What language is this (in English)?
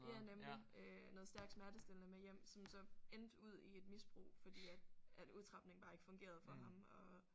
Danish